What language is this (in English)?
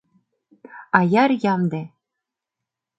Mari